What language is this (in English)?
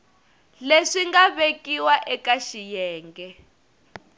Tsonga